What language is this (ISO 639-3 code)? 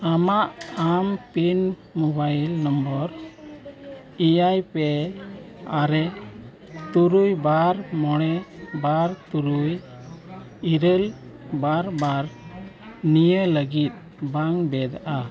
sat